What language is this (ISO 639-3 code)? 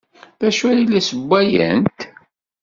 kab